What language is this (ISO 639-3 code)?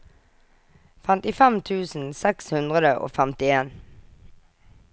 nor